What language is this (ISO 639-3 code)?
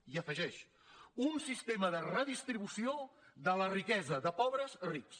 cat